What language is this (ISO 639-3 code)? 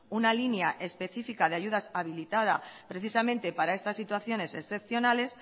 spa